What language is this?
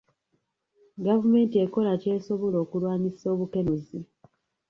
Ganda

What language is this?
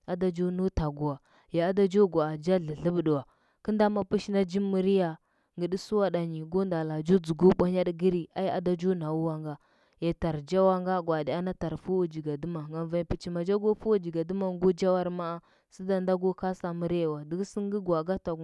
Huba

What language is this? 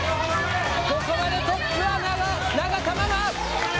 Japanese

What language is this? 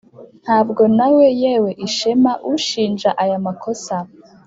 Kinyarwanda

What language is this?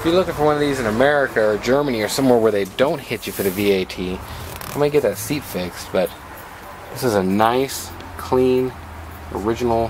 English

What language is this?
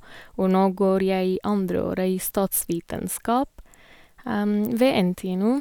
Norwegian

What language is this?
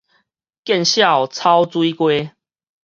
Min Nan Chinese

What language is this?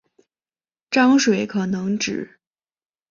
Chinese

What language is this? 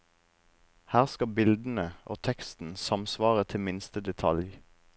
Norwegian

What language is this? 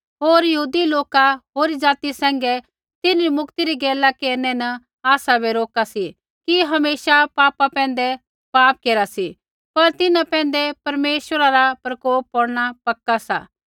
Kullu Pahari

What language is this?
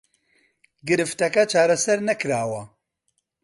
Central Kurdish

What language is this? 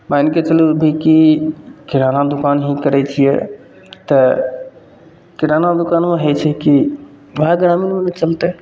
Maithili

